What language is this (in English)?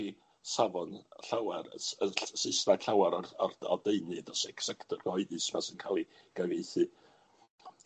Welsh